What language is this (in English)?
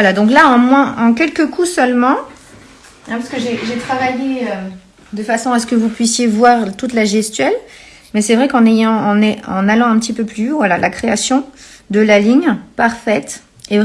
French